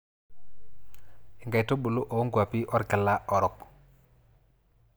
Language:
Masai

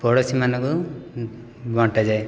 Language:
Odia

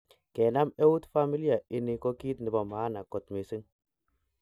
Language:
Kalenjin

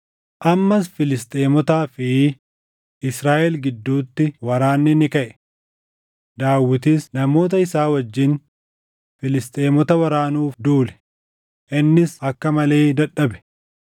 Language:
Oromo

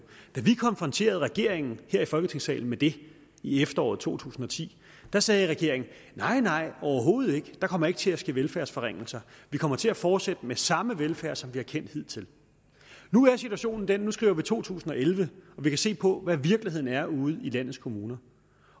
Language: Danish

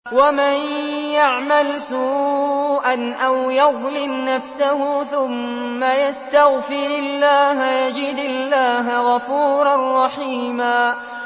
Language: Arabic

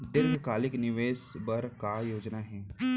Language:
Chhattisgarhi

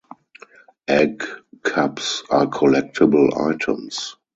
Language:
English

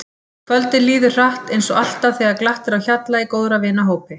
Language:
Icelandic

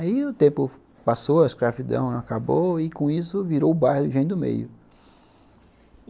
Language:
Portuguese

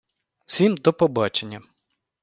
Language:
Ukrainian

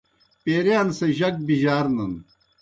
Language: Kohistani Shina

